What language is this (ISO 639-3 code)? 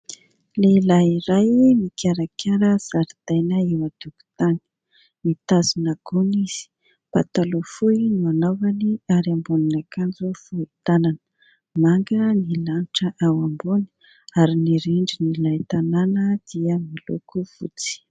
mlg